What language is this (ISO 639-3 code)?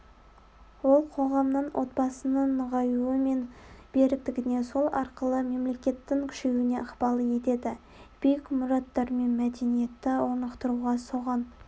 kaz